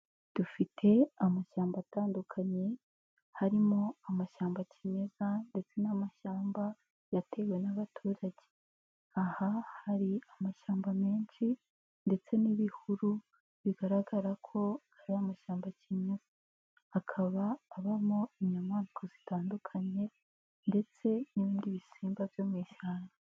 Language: Kinyarwanda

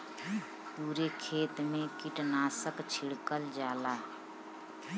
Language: Bhojpuri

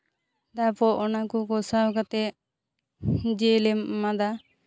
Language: Santali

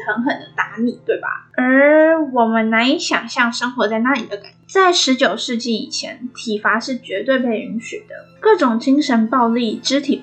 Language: Chinese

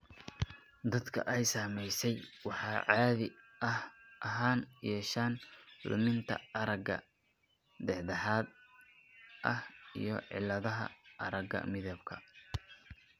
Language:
Somali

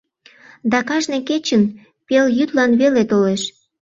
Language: Mari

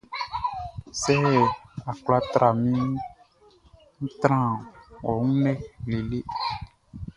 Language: Baoulé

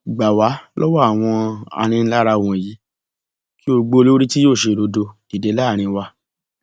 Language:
Yoruba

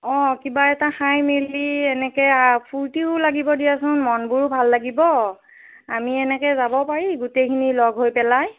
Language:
Assamese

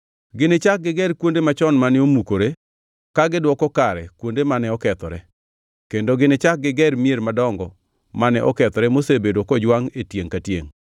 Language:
Luo (Kenya and Tanzania)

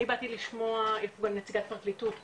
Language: Hebrew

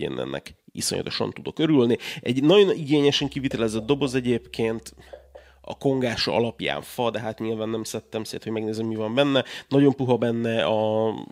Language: Hungarian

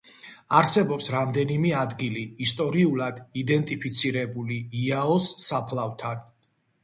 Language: Georgian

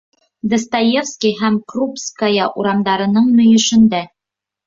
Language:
Bashkir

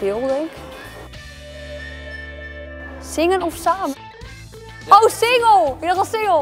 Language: Dutch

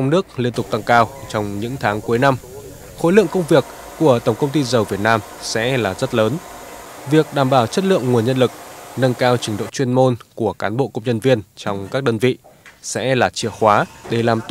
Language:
Vietnamese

